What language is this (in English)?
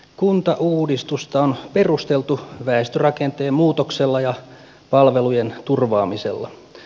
Finnish